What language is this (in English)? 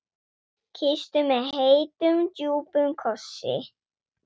Icelandic